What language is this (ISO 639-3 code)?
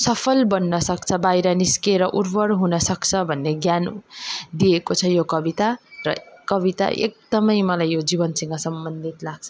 nep